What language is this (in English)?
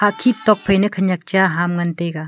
Wancho Naga